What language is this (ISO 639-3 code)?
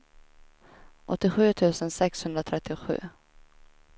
swe